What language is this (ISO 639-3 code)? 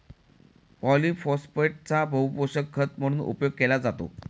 mar